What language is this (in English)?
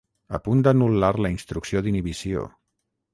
Catalan